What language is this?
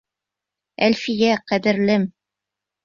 Bashkir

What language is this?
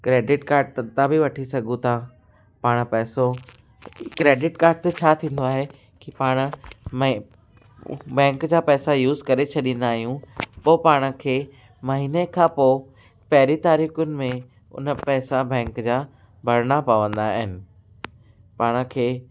Sindhi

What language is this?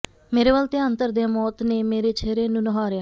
Punjabi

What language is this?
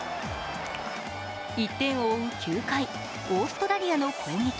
Japanese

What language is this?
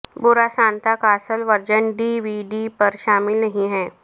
Urdu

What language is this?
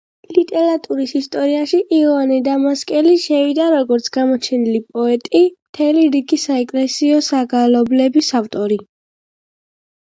Georgian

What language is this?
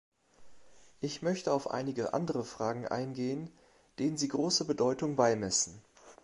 German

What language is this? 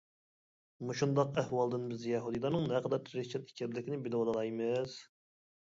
Uyghur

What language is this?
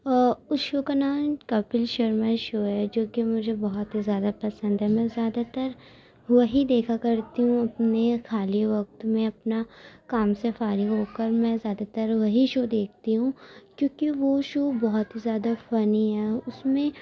Urdu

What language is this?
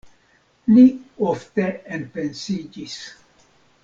Esperanto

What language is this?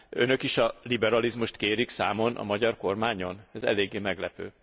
Hungarian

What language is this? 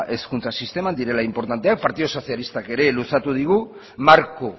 Basque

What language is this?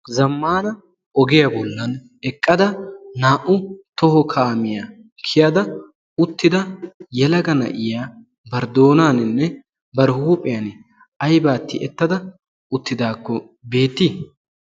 Wolaytta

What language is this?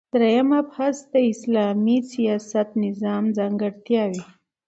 Pashto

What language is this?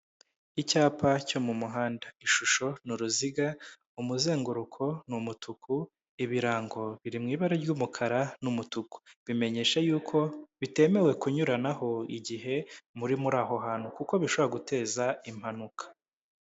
Kinyarwanda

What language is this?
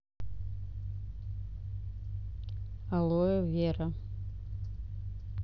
Russian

